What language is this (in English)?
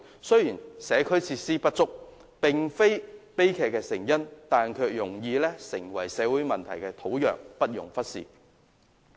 Cantonese